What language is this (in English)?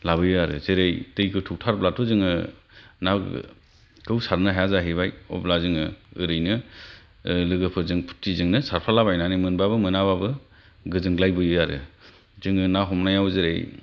Bodo